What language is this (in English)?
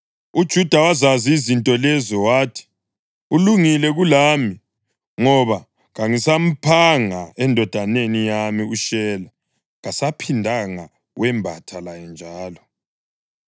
North Ndebele